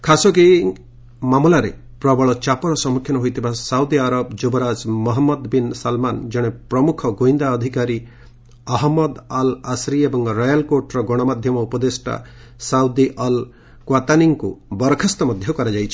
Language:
Odia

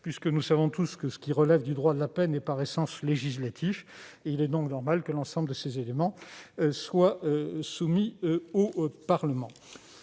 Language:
French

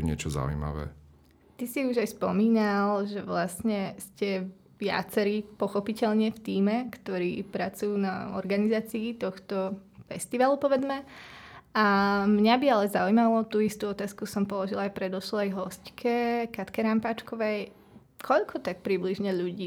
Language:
Slovak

